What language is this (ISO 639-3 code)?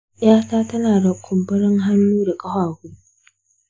hau